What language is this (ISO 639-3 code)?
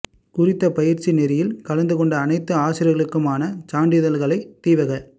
tam